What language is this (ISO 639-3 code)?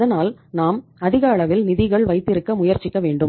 tam